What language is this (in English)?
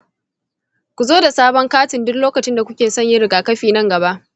Hausa